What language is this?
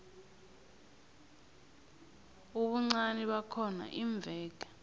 South Ndebele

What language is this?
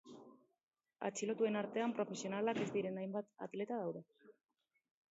Basque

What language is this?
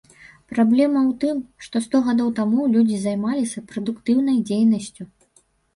Belarusian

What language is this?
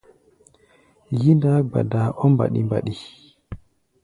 Gbaya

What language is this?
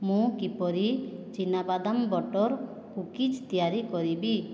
Odia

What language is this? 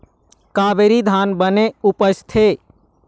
Chhattisgarhi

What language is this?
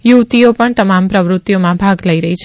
Gujarati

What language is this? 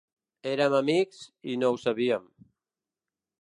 Catalan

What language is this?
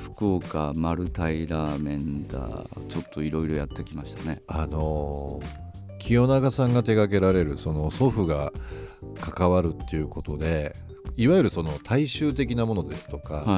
Japanese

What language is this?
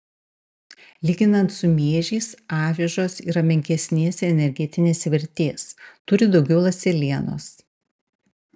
Lithuanian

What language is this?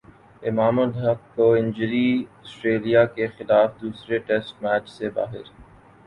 Urdu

